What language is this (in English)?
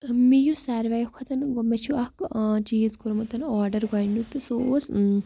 Kashmiri